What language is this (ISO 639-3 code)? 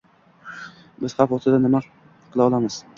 uzb